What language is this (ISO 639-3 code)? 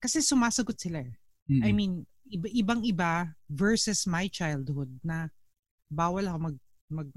fil